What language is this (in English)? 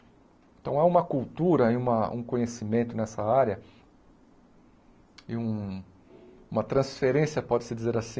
Portuguese